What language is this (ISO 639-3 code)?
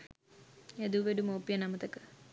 sin